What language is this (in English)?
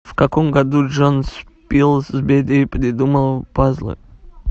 Russian